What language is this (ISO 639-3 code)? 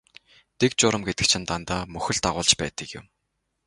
mon